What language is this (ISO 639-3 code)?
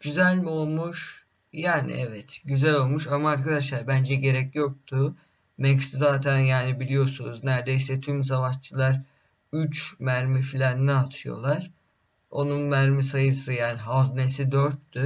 tur